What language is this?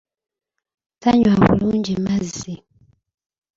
Ganda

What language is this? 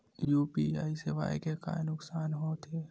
Chhattisgarhi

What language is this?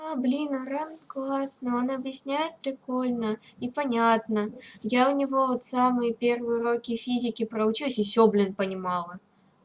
Russian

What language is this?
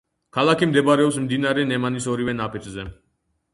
Georgian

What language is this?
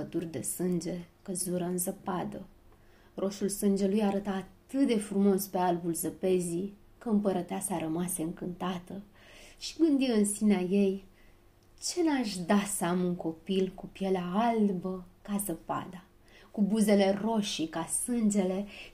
Romanian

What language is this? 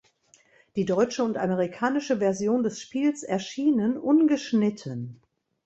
German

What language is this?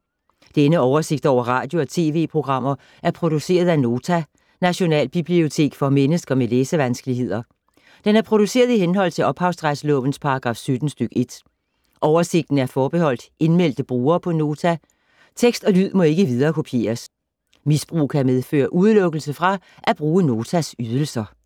Danish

